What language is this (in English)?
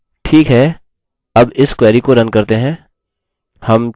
Hindi